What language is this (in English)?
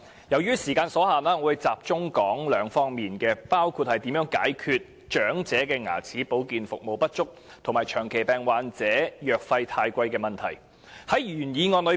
Cantonese